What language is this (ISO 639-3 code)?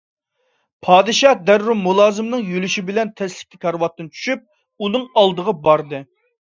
uig